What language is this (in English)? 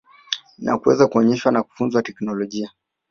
Swahili